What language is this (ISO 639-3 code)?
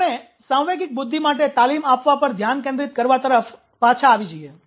guj